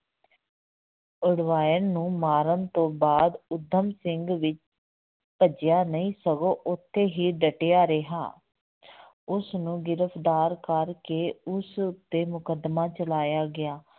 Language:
Punjabi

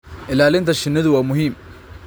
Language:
Somali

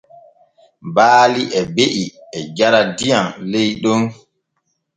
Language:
Borgu Fulfulde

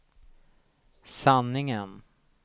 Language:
Swedish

